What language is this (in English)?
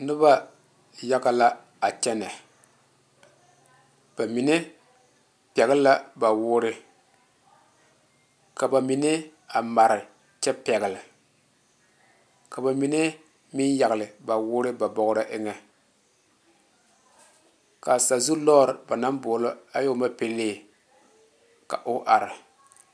Southern Dagaare